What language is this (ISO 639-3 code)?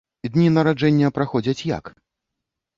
bel